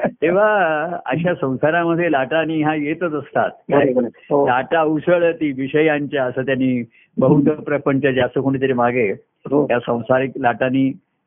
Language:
Marathi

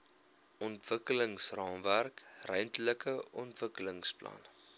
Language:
Afrikaans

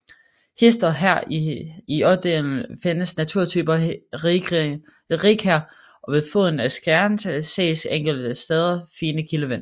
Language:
Danish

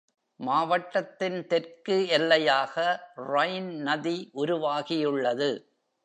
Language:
Tamil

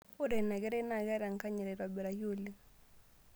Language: Masai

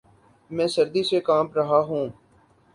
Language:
Urdu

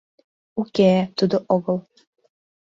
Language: Mari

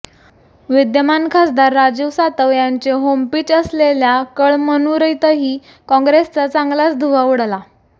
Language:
Marathi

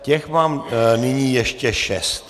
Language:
Czech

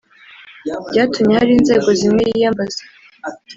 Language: Kinyarwanda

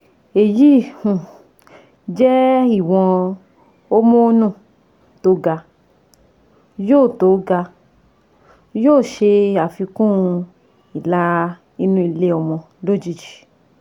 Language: Yoruba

